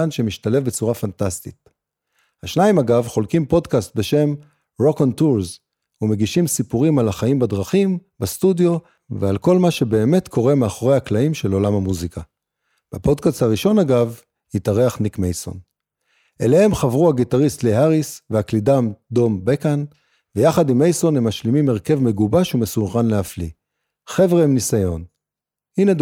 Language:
Hebrew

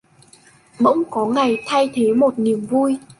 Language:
Vietnamese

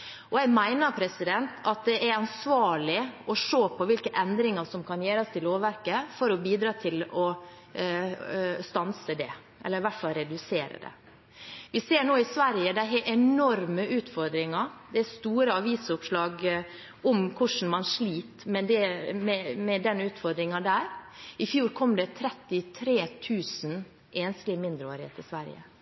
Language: Norwegian Bokmål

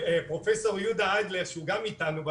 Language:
Hebrew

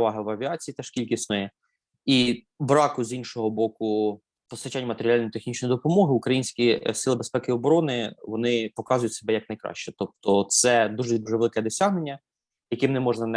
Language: Ukrainian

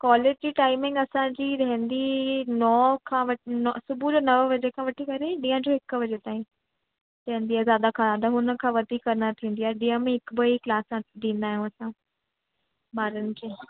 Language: Sindhi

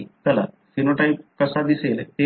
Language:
Marathi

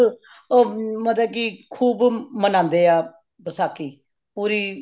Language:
Punjabi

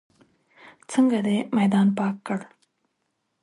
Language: Pashto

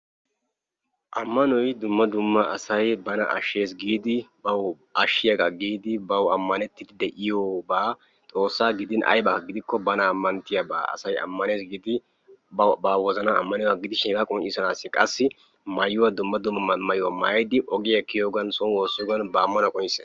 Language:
Wolaytta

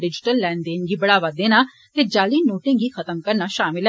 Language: Dogri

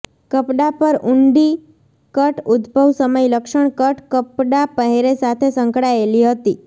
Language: Gujarati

